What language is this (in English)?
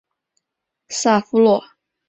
Chinese